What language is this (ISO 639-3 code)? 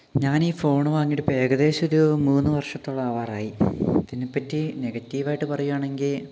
mal